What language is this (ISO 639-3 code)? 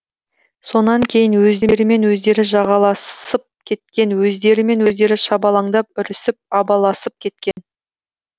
kaz